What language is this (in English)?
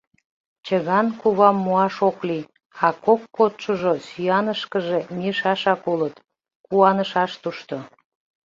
Mari